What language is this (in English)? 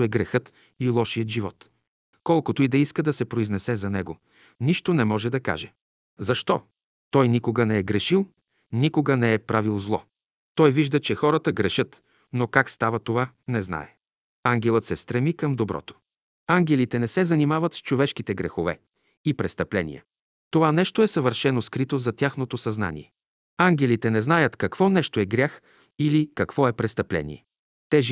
Bulgarian